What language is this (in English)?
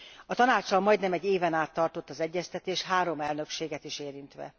Hungarian